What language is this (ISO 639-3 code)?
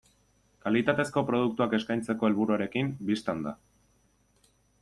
eus